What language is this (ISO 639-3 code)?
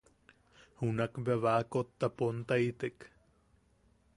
yaq